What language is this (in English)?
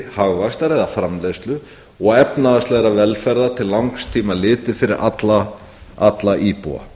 Icelandic